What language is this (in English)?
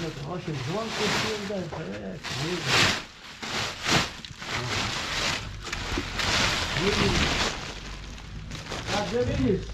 Polish